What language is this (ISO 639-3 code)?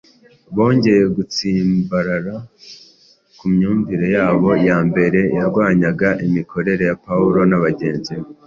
kin